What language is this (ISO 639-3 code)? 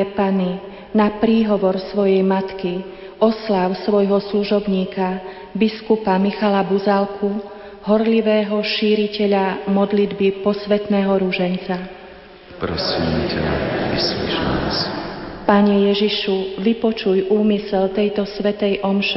slk